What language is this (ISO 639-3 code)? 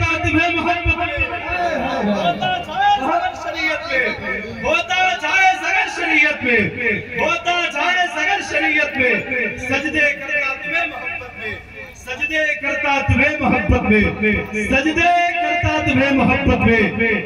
hin